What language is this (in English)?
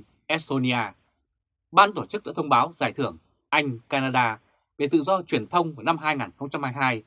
Vietnamese